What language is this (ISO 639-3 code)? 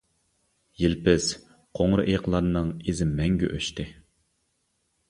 uig